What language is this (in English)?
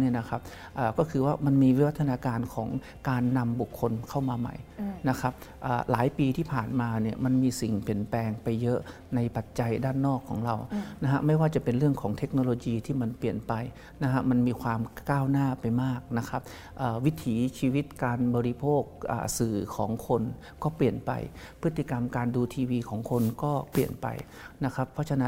Thai